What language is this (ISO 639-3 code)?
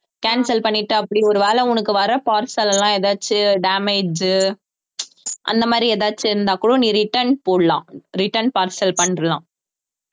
tam